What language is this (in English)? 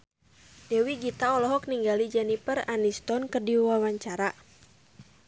Sundanese